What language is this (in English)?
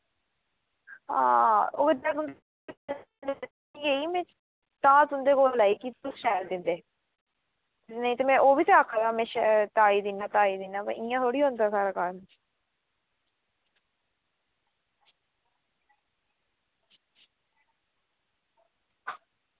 Dogri